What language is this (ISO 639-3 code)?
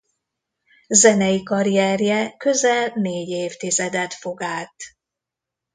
hun